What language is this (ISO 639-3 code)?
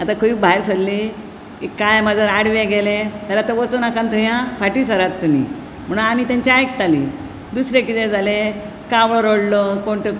kok